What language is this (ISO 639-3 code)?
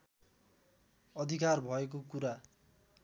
nep